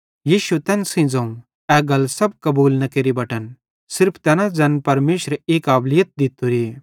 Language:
Bhadrawahi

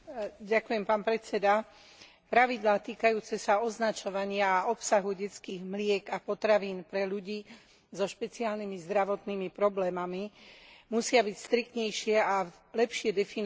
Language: Slovak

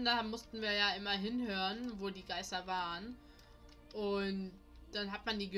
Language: German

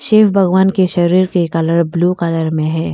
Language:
Hindi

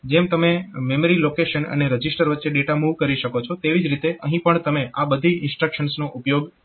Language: Gujarati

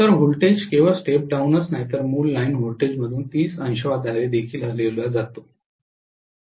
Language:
Marathi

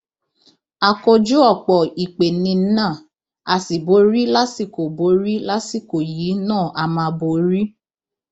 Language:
Yoruba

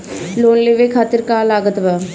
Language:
Bhojpuri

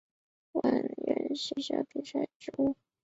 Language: Chinese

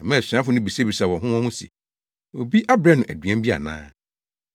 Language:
Akan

